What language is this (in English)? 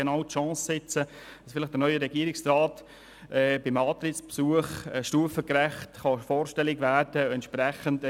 Swiss German